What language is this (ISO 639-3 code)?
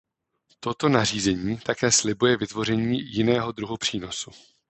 ces